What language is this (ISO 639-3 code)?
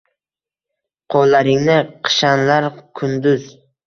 uzb